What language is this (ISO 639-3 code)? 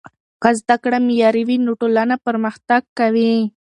pus